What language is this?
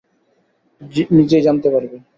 Bangla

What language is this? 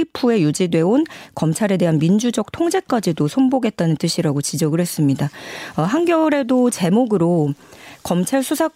Korean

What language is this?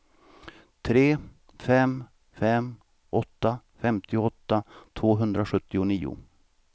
Swedish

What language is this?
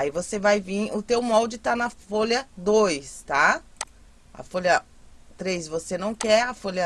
Portuguese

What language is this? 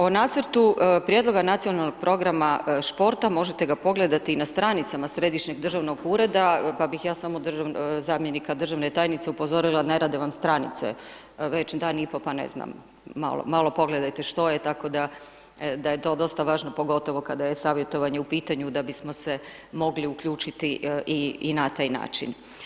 Croatian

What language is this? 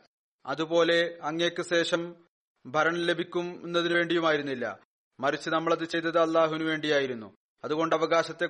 Malayalam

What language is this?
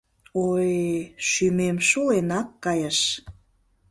Mari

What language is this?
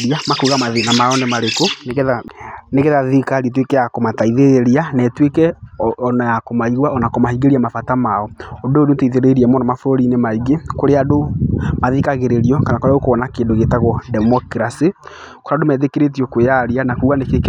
Kikuyu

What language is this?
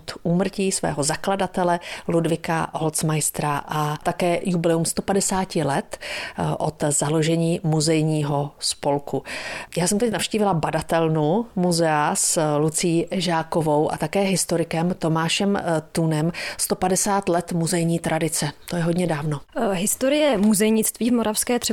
Czech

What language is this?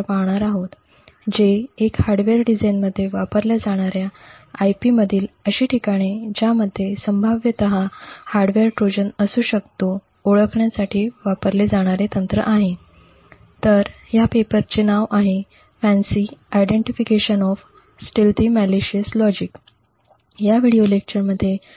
Marathi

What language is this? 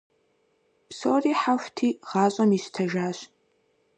Kabardian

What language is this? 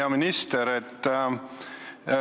Estonian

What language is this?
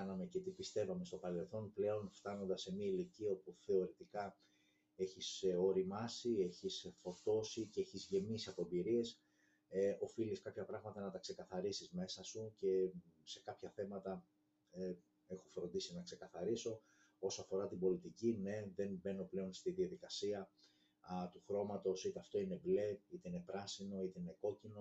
Greek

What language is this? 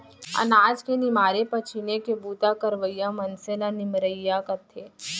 Chhattisgarhi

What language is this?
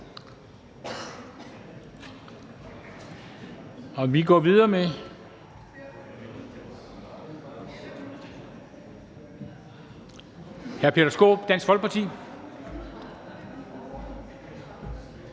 Danish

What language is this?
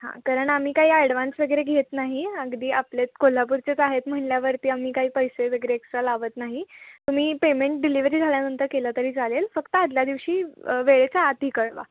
Marathi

